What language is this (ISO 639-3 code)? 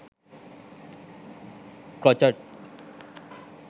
sin